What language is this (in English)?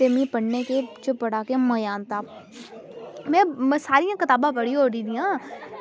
Dogri